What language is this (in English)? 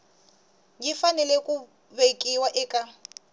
Tsonga